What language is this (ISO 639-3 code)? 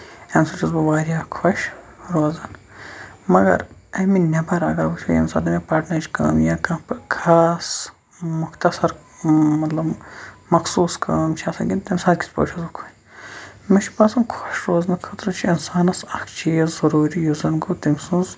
kas